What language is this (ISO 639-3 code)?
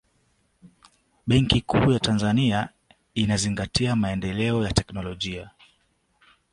swa